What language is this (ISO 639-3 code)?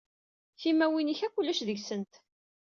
kab